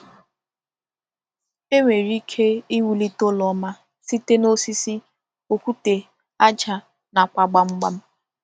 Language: Igbo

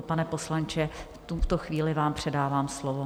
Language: Czech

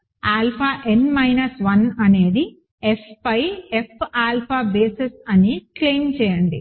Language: Telugu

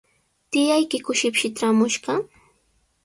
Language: Sihuas Ancash Quechua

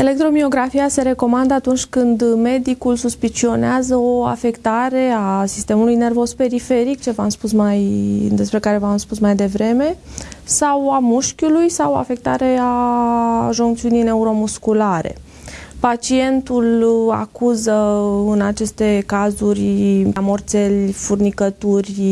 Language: Romanian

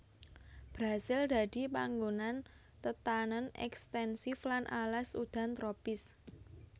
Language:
Javanese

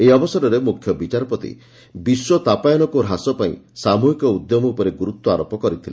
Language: Odia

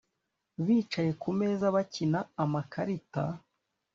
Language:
Kinyarwanda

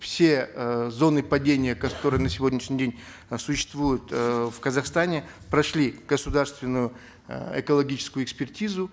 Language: Kazakh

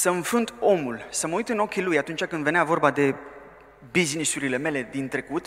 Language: Romanian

